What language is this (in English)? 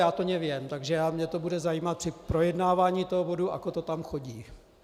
Czech